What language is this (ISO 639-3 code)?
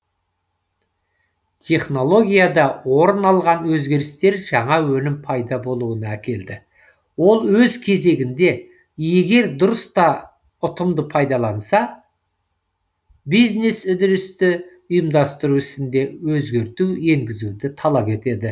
kaz